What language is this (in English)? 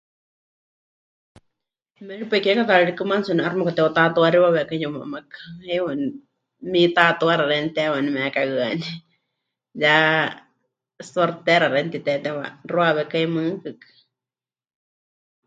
Huichol